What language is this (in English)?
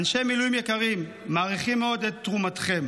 Hebrew